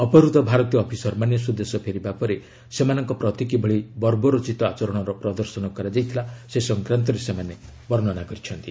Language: Odia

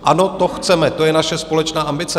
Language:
Czech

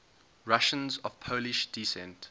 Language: English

